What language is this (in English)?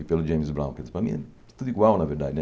Portuguese